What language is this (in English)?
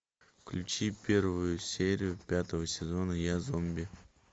Russian